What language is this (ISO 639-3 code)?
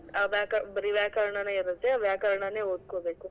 kan